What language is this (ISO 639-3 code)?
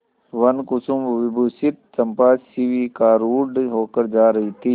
hin